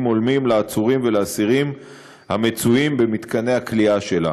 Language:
Hebrew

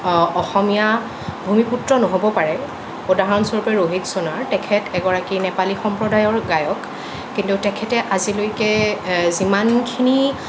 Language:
Assamese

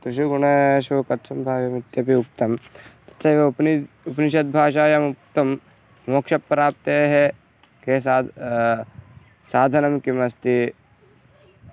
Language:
Sanskrit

